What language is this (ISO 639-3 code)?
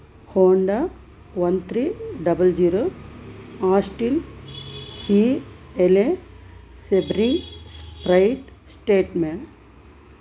tel